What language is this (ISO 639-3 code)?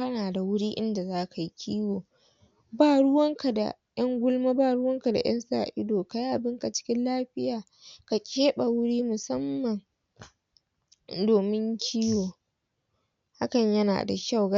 hau